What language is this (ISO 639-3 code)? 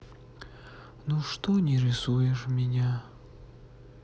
rus